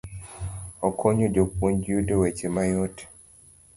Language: Luo (Kenya and Tanzania)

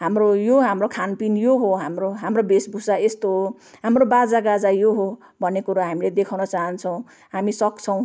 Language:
Nepali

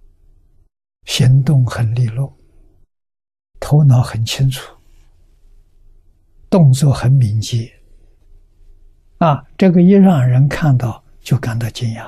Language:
Chinese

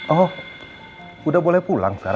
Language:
Indonesian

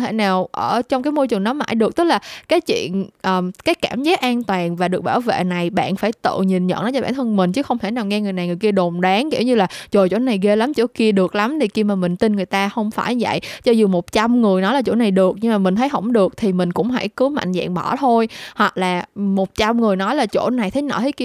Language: Vietnamese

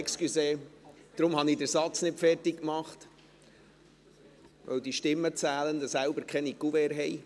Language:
Swiss German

